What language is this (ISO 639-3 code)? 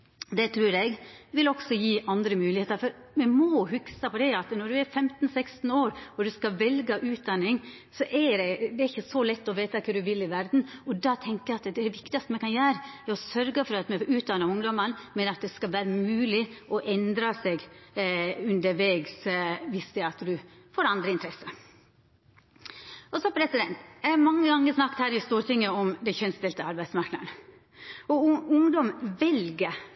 nno